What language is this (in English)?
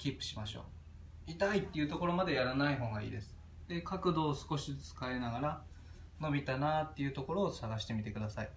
Japanese